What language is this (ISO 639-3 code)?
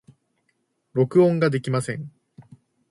jpn